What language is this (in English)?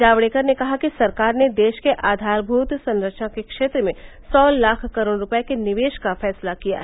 Hindi